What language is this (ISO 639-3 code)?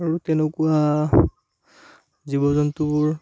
asm